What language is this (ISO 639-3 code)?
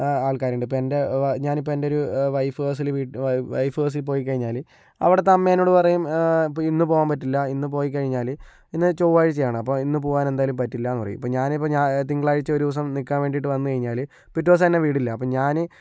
mal